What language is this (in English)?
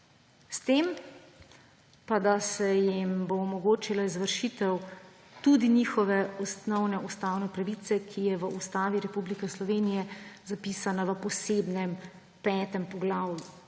Slovenian